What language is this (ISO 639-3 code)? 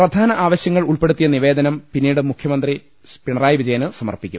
mal